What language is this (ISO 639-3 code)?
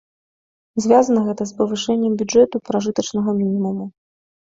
bel